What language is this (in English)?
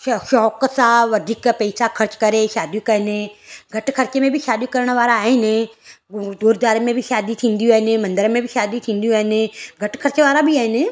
Sindhi